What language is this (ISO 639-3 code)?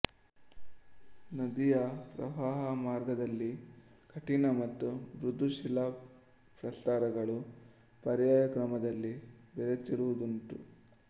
kan